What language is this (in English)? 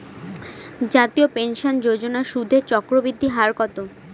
Bangla